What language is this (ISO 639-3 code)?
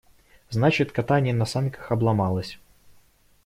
rus